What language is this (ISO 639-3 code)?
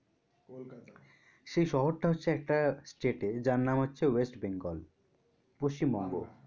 ben